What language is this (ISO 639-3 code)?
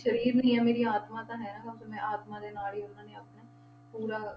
pan